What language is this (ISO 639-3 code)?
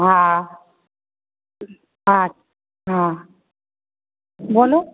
mai